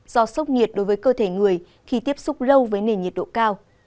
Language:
Vietnamese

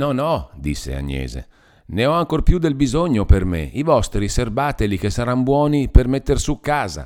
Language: Italian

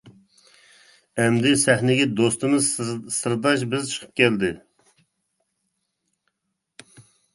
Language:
Uyghur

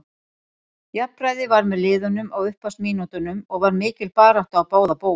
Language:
Icelandic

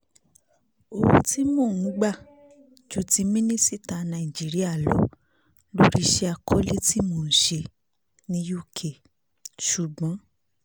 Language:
Yoruba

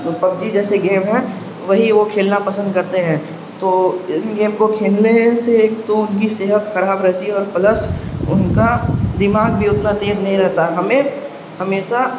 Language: Urdu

